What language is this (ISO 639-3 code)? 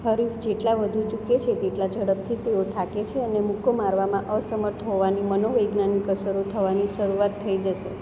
guj